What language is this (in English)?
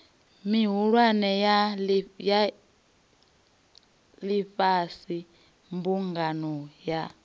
Venda